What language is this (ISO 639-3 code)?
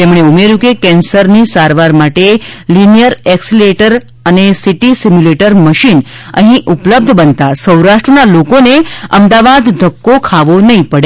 guj